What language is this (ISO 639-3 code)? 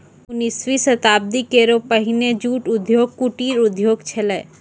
mai